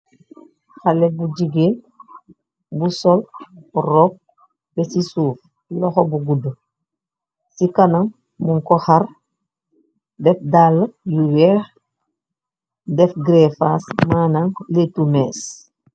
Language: Wolof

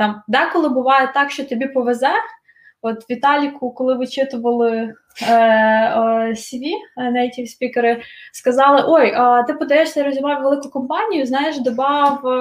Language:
Ukrainian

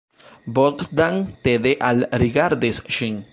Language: Esperanto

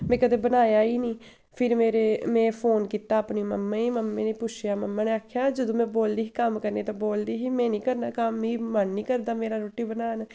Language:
Dogri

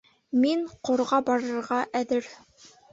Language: Bashkir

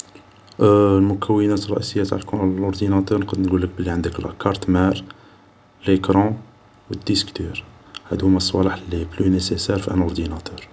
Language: Algerian Arabic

